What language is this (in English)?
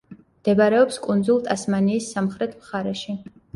Georgian